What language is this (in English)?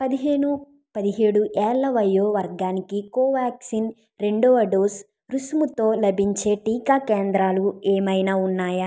Telugu